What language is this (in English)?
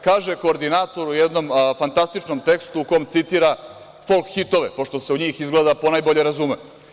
Serbian